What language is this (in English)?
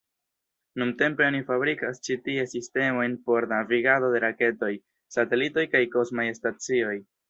Esperanto